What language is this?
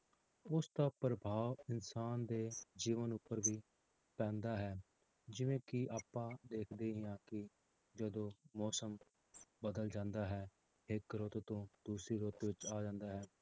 Punjabi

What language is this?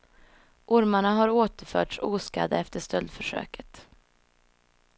Swedish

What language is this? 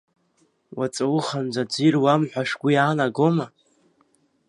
Abkhazian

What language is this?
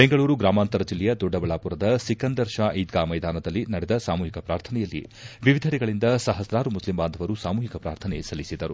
Kannada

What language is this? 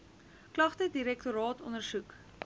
Afrikaans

